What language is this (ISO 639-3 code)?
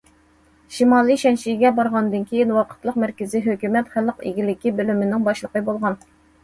uig